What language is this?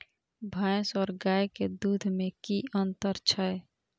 Maithili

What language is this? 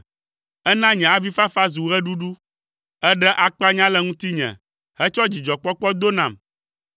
Ewe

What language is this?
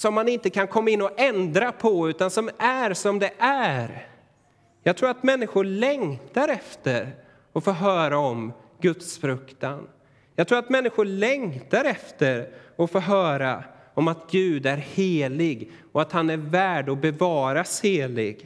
Swedish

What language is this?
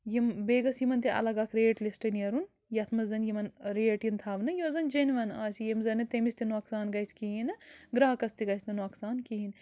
Kashmiri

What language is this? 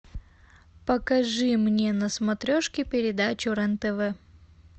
Russian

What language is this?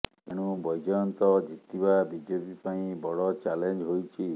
Odia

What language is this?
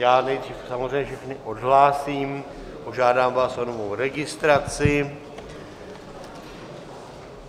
Czech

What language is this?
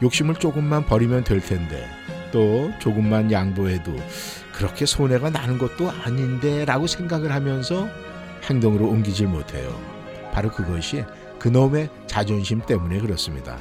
Korean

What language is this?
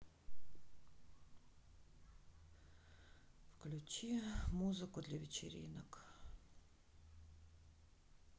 Russian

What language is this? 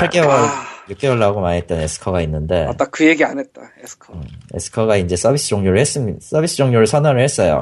Korean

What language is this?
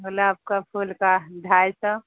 Urdu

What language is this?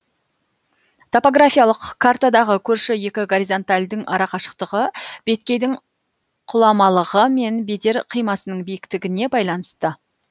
Kazakh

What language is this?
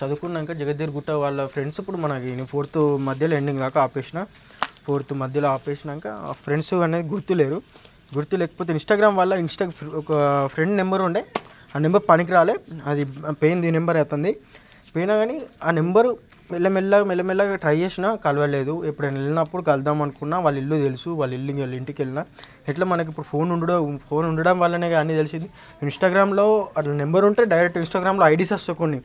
Telugu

